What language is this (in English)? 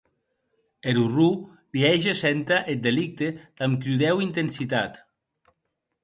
Occitan